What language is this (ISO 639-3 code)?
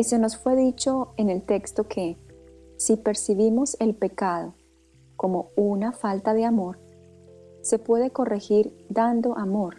spa